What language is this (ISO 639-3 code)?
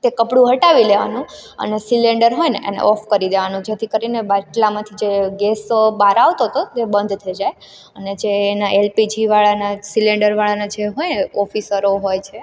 guj